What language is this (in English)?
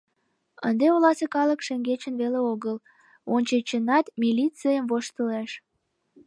Mari